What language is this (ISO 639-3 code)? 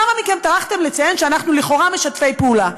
heb